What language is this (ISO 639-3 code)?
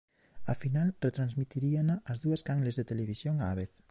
glg